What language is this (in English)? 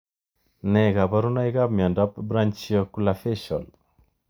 Kalenjin